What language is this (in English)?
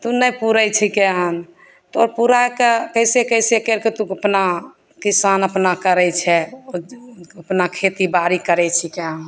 Maithili